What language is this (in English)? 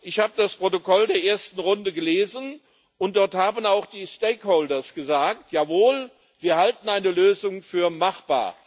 German